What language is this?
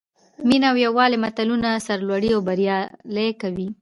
Pashto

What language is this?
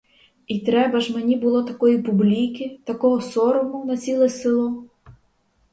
Ukrainian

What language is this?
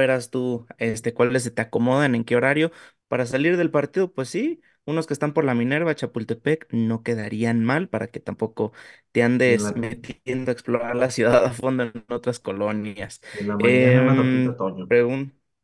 Spanish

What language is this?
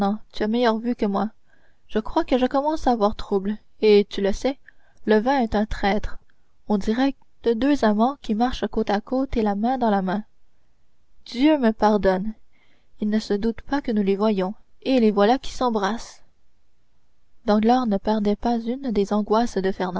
French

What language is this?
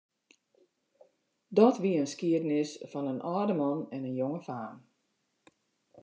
Western Frisian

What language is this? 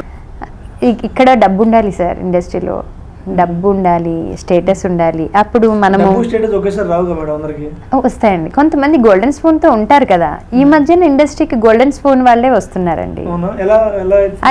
English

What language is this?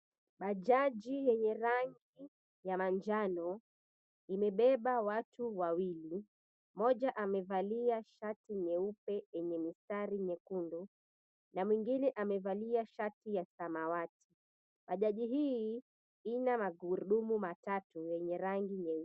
Swahili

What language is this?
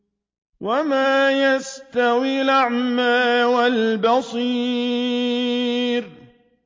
Arabic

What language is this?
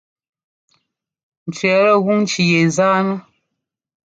Ngomba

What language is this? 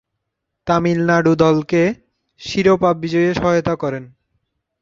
Bangla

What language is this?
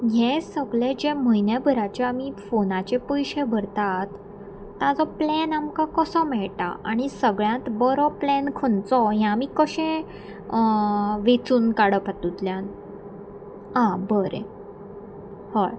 Konkani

